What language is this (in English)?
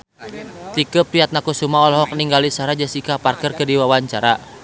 Sundanese